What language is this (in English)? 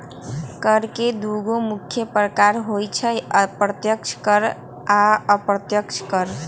Magahi